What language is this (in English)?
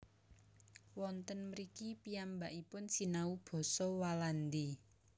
Javanese